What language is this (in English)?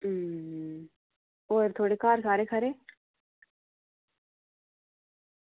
Dogri